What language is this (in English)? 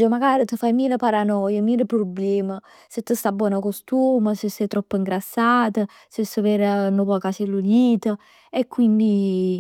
Neapolitan